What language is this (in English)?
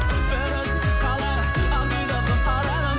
Kazakh